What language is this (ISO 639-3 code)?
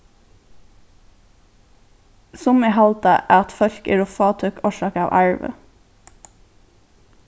fao